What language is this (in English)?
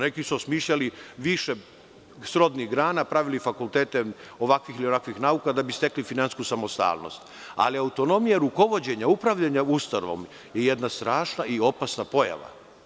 Serbian